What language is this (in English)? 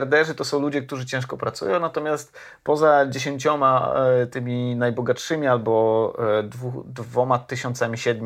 Polish